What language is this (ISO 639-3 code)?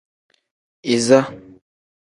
kdh